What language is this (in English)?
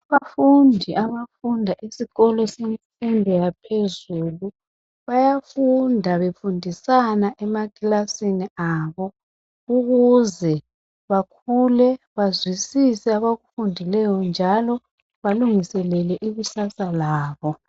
North Ndebele